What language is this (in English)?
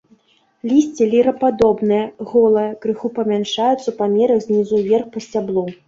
Belarusian